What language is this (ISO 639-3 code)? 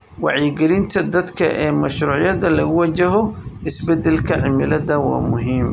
som